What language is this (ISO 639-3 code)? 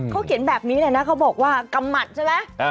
tha